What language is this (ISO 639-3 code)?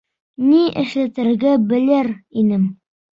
bak